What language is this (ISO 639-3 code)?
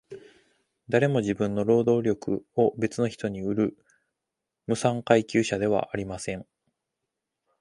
jpn